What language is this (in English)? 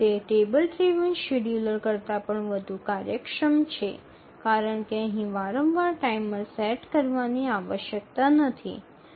Gujarati